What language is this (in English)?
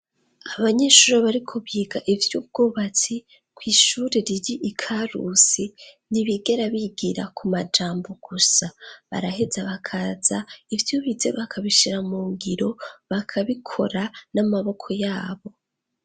Rundi